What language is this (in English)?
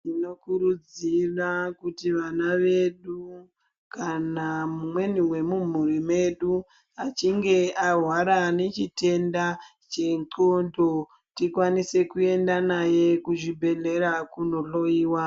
Ndau